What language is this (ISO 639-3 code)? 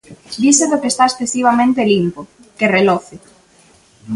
glg